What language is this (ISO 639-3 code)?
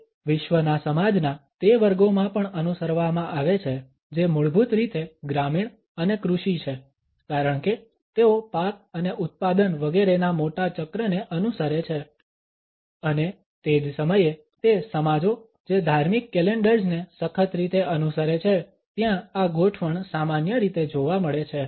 guj